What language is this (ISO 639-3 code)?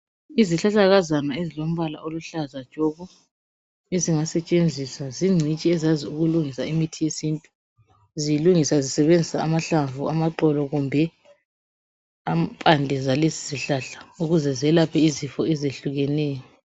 nde